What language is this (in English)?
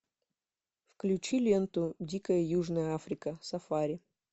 Russian